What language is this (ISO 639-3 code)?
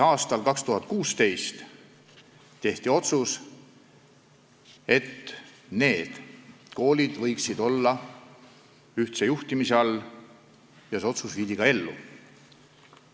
est